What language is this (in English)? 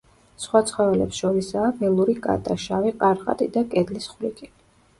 Georgian